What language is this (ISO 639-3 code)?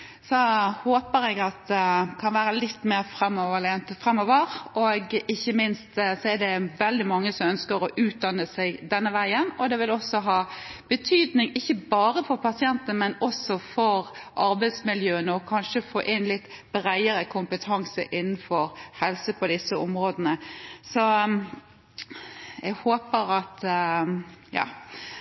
nob